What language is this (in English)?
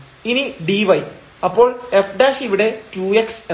Malayalam